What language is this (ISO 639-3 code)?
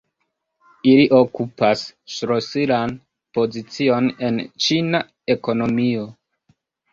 epo